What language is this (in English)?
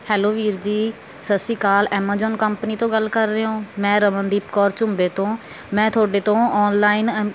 Punjabi